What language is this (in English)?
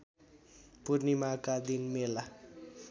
Nepali